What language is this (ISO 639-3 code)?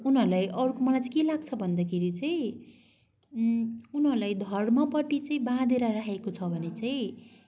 nep